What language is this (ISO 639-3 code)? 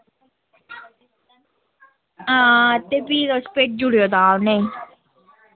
doi